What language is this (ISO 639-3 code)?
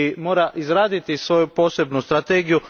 hrv